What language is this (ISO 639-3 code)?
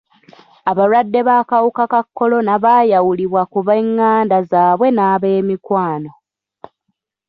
lug